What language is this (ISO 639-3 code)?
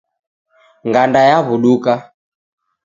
dav